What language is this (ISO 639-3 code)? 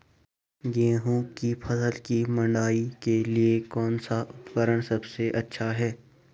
hin